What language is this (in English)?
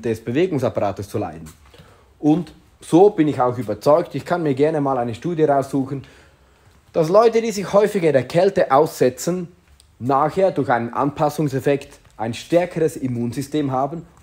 German